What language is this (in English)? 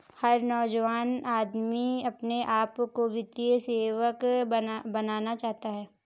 Hindi